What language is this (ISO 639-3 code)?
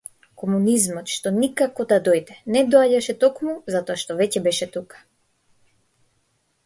mkd